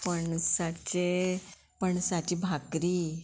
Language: Konkani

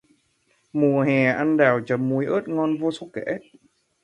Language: Vietnamese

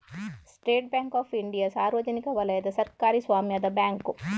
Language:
Kannada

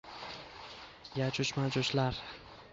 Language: Uzbek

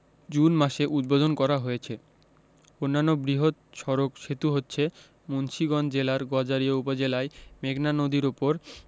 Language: Bangla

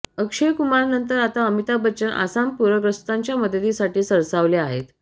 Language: Marathi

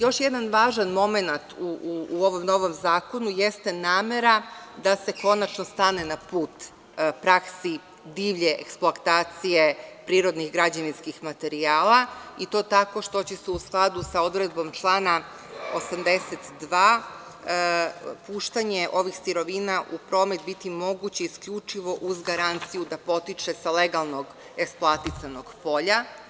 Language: Serbian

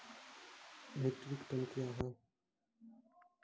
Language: Maithili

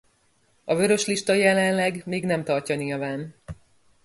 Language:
Hungarian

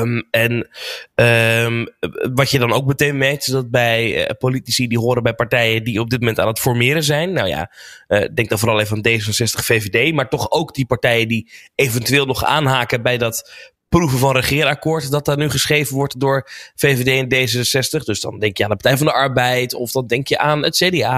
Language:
Dutch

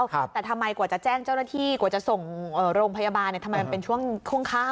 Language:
Thai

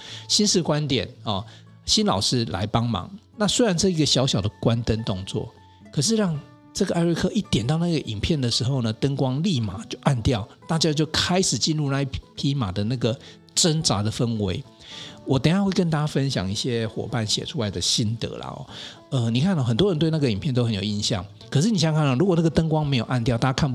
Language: Chinese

